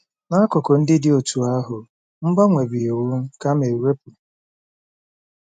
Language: Igbo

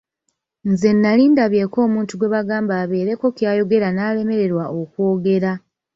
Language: Ganda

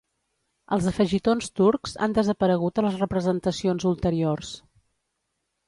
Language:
Catalan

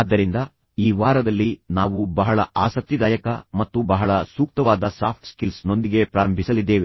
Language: Kannada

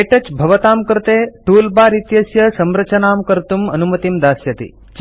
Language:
Sanskrit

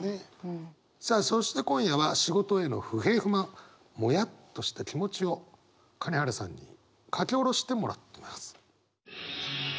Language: Japanese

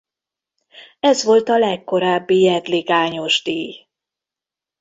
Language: Hungarian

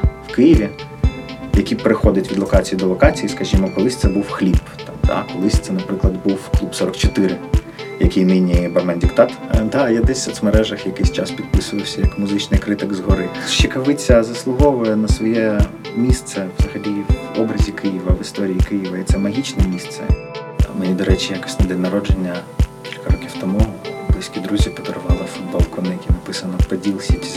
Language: Ukrainian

